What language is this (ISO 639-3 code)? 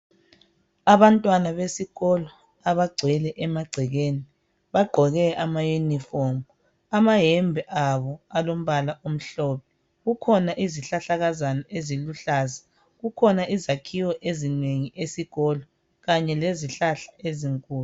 nde